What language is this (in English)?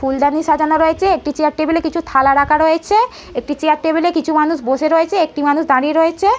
Bangla